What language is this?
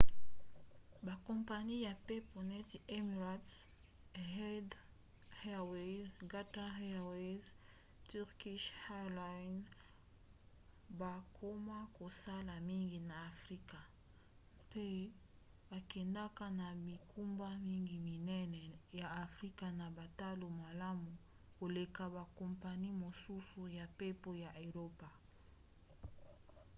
Lingala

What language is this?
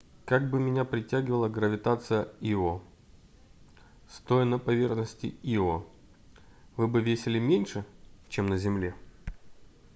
Russian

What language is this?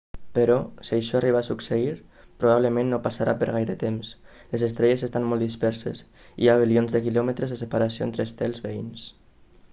Catalan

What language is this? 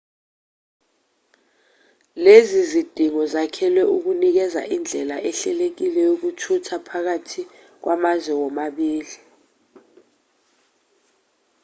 Zulu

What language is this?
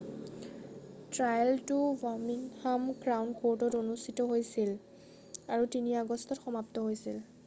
Assamese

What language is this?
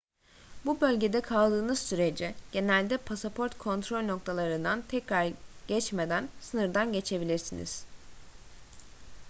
Turkish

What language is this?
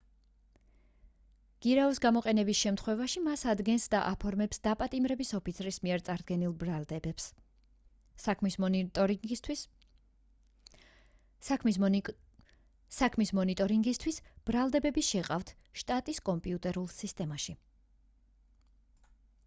Georgian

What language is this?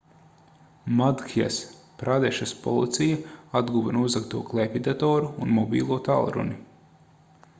Latvian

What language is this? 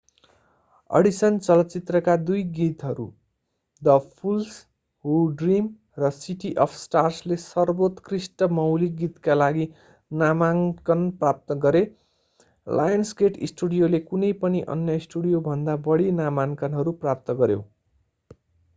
Nepali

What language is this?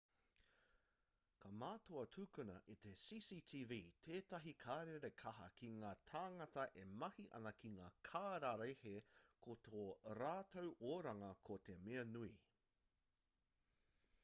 Māori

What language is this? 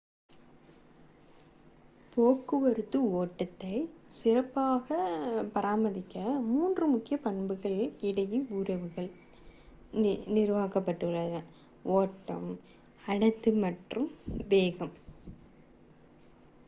Tamil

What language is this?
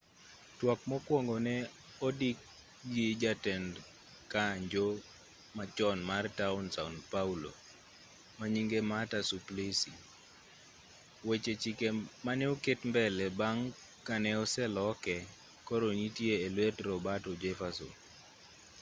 Luo (Kenya and Tanzania)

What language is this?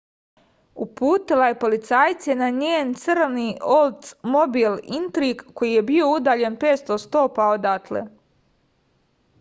Serbian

